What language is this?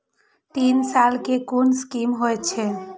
Maithili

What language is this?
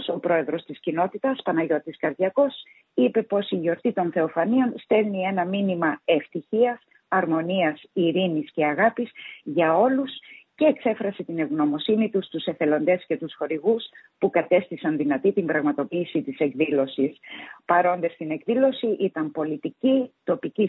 Greek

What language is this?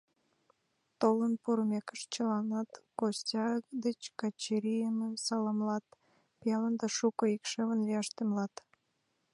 Mari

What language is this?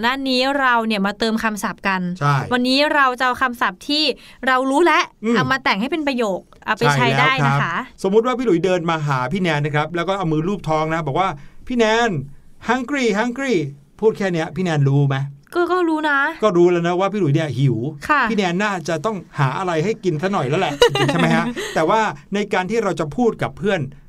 Thai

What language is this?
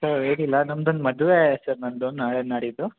Kannada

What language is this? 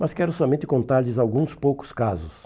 Portuguese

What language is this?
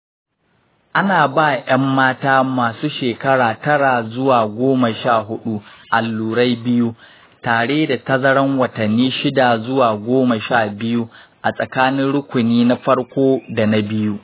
Hausa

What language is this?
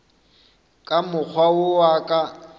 Northern Sotho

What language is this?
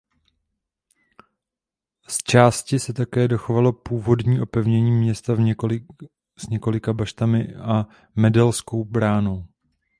Czech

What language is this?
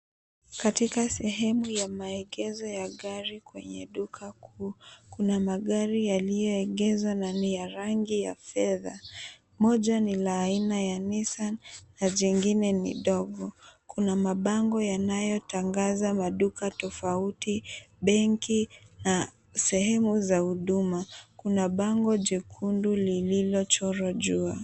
Swahili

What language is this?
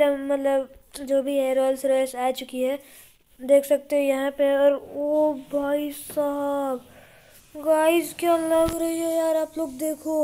Hindi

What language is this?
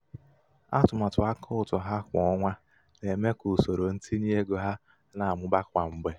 Igbo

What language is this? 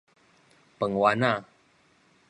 Min Nan Chinese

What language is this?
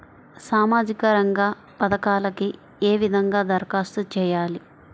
Telugu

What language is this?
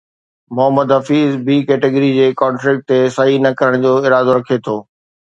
Sindhi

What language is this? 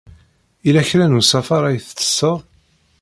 Kabyle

